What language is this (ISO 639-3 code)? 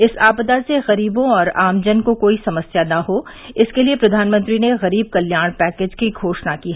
hin